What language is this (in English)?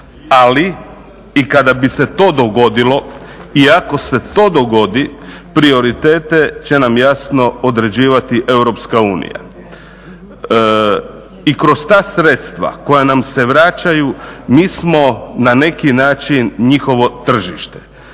Croatian